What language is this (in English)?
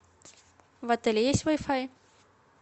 Russian